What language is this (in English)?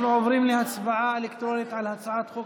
Hebrew